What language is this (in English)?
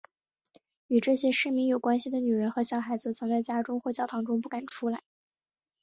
Chinese